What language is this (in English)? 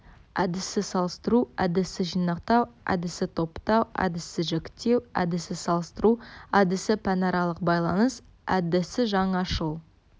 Kazakh